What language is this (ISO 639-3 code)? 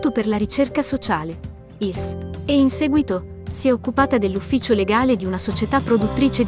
ita